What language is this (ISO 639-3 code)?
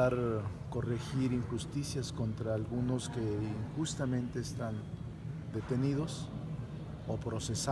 spa